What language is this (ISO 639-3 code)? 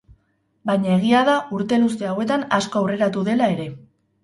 eus